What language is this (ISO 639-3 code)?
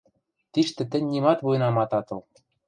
mrj